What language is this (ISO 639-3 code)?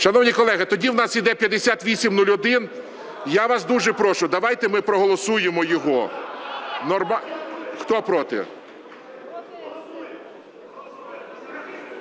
ukr